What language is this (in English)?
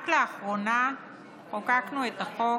Hebrew